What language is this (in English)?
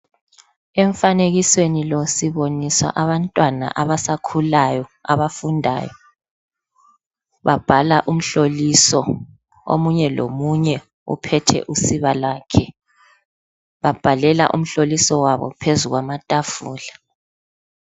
North Ndebele